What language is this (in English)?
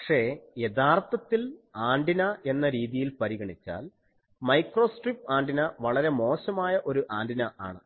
Malayalam